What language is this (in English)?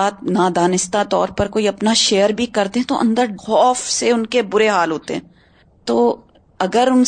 Urdu